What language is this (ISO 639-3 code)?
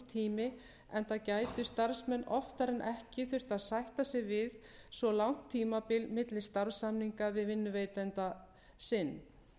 isl